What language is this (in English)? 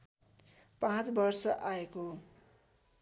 Nepali